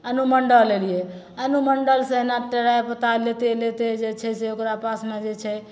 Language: Maithili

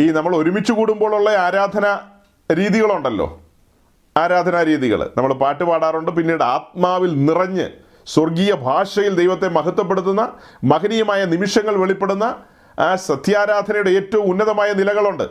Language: Malayalam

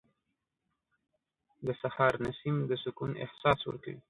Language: Pashto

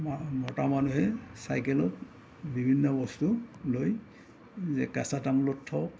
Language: Assamese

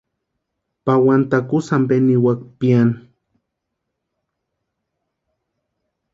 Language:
Western Highland Purepecha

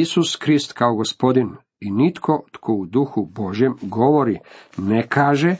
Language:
Croatian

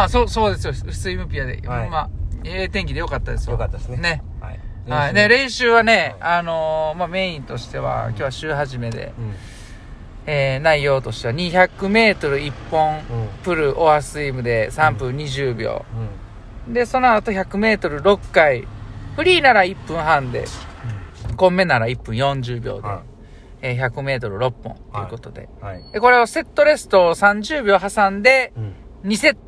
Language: Japanese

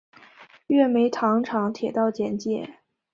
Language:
Chinese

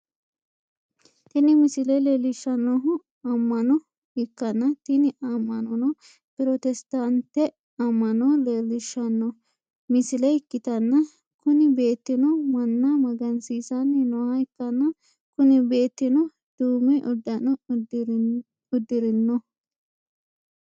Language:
Sidamo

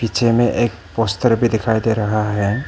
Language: Hindi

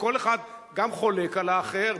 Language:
Hebrew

